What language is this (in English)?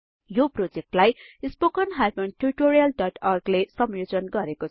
Nepali